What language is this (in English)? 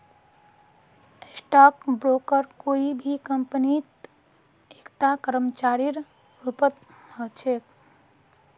Magahi